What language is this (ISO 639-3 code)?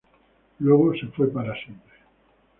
spa